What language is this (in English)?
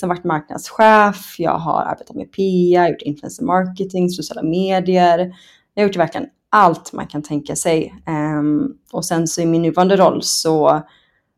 Swedish